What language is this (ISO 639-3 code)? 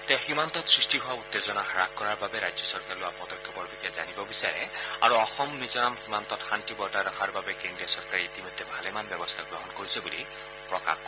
asm